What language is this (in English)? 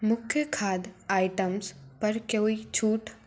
Hindi